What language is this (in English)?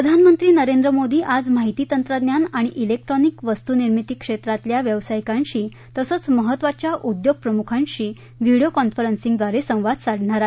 Marathi